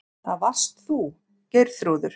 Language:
Icelandic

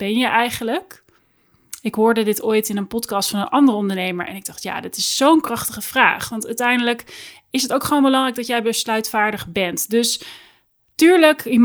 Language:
Dutch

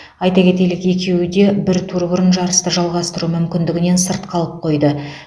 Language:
Kazakh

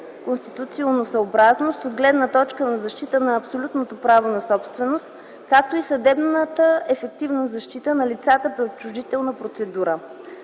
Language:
Bulgarian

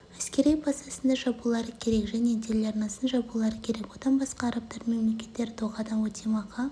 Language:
Kazakh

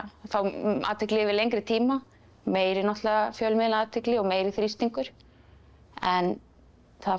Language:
Icelandic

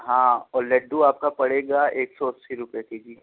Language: Urdu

